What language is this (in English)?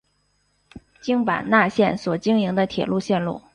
Chinese